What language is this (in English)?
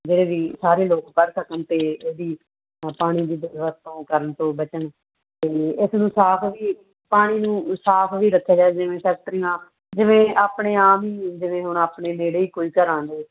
Punjabi